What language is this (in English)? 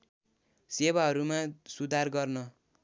Nepali